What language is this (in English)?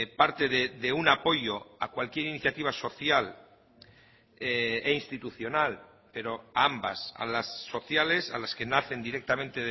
Spanish